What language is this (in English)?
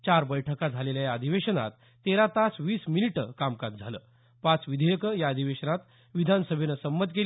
Marathi